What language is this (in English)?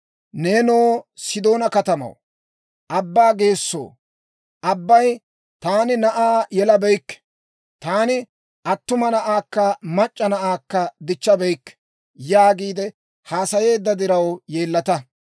Dawro